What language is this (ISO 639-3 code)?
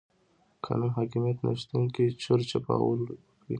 pus